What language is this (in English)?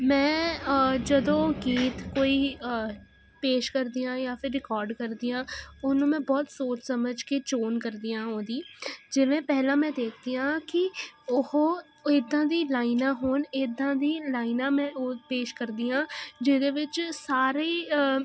Punjabi